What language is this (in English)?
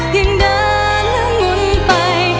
Thai